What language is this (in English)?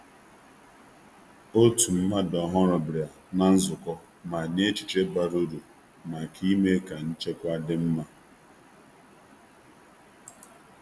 Igbo